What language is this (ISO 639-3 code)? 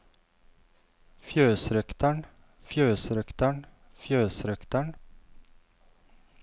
nor